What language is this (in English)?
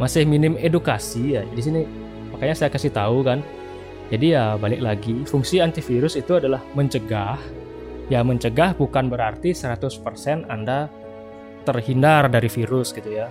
Indonesian